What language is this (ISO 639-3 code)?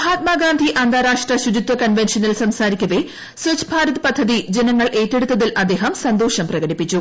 mal